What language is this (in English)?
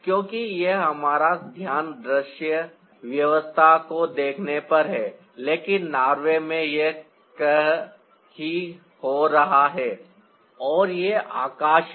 Hindi